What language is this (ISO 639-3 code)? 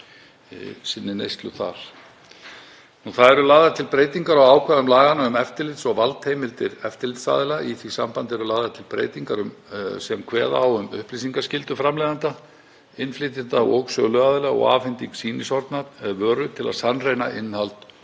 isl